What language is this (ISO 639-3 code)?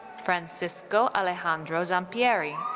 eng